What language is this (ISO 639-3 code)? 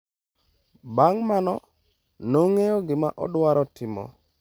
luo